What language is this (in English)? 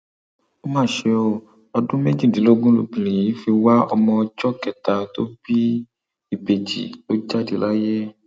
Yoruba